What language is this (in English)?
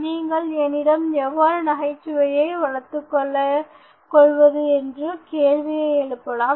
Tamil